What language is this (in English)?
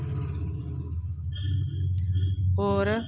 Dogri